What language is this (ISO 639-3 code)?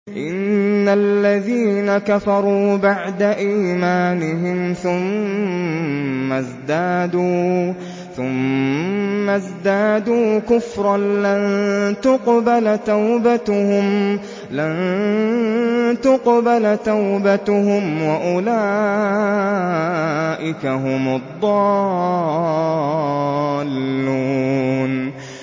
ara